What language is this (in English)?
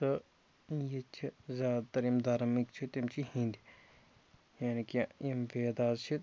Kashmiri